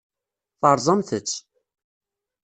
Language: Kabyle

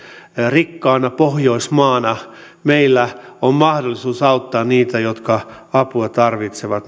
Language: Finnish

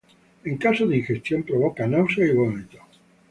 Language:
Spanish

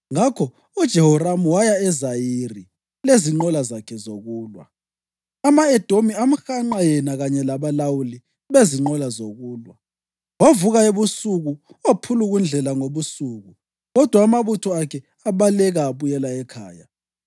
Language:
North Ndebele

